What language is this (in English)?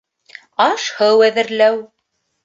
Bashkir